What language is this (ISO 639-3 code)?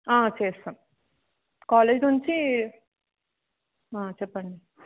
tel